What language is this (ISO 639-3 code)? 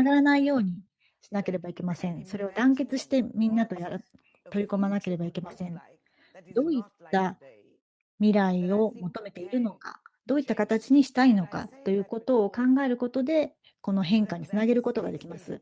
jpn